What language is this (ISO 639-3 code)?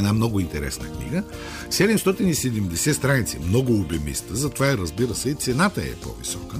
bul